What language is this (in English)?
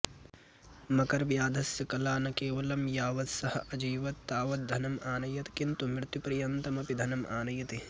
Sanskrit